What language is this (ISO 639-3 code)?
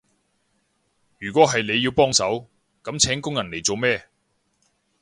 yue